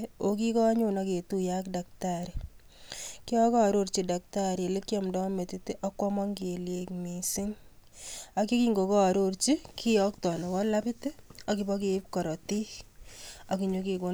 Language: Kalenjin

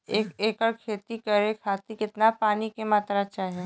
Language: Bhojpuri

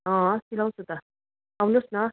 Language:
Nepali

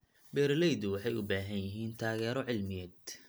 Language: Somali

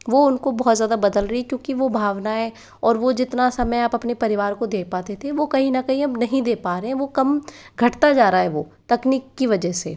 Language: Hindi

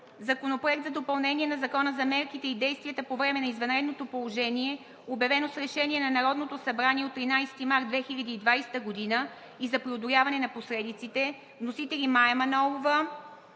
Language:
Bulgarian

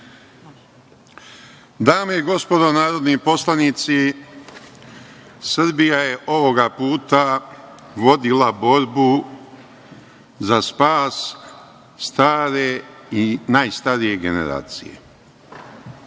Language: Serbian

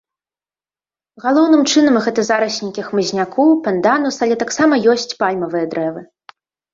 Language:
Belarusian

